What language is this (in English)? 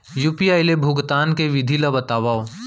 Chhattisgarhi